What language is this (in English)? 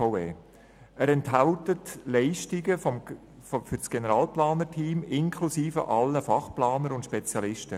Swiss German